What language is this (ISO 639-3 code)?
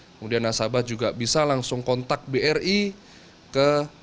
ind